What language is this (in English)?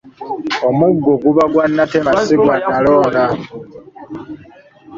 Ganda